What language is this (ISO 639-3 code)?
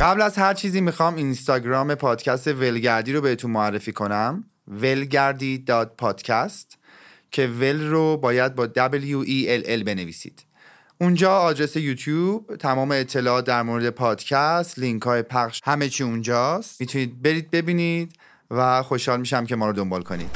fas